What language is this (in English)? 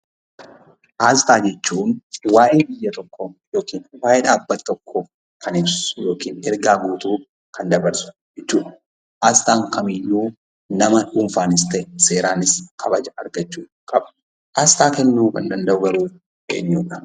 Oromo